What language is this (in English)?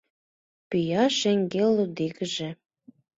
Mari